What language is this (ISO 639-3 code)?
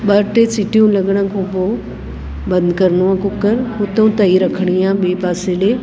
snd